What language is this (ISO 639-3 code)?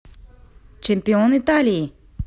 rus